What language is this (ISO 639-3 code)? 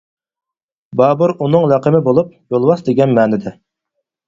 uig